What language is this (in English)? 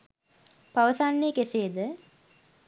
Sinhala